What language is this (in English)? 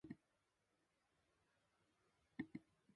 Japanese